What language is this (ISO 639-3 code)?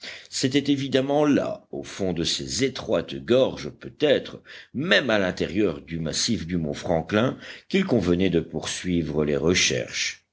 fra